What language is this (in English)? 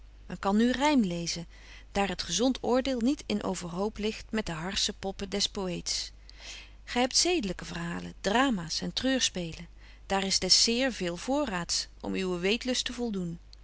Dutch